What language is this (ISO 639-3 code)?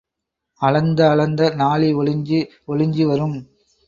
tam